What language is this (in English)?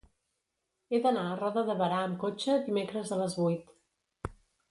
Catalan